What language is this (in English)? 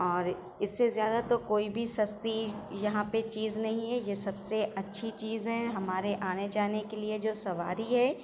Urdu